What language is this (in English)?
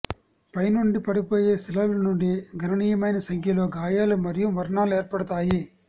Telugu